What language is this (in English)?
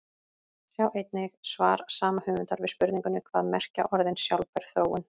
Icelandic